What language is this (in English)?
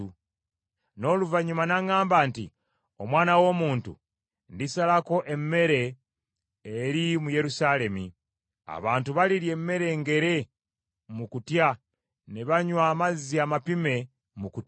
Ganda